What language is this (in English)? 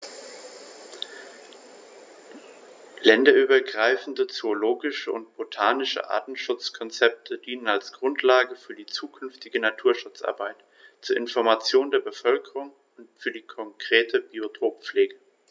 German